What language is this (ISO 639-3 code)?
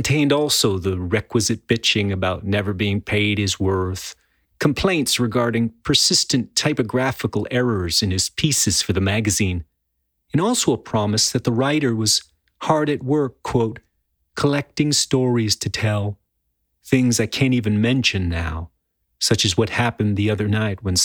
eng